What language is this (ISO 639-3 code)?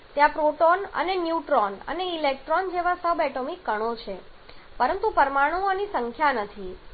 guj